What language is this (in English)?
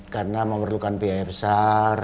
Indonesian